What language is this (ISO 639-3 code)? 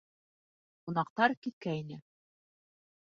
bak